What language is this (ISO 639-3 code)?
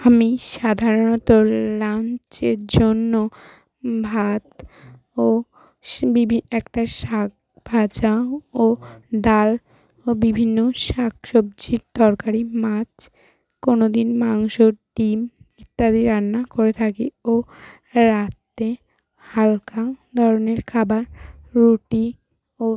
ben